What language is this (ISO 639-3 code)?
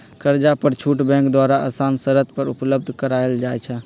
mag